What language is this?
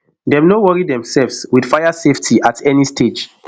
Nigerian Pidgin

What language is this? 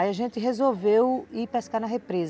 Portuguese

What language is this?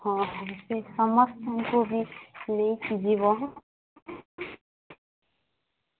Odia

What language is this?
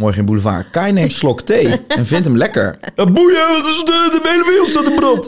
Dutch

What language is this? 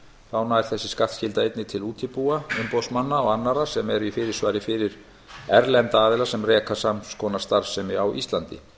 Icelandic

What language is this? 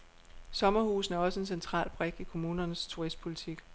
Danish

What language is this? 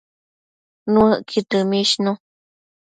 Matsés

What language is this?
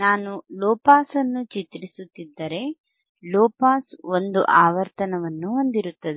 Kannada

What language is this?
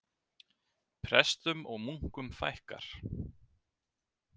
Icelandic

